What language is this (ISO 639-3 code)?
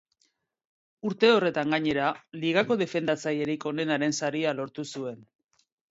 eus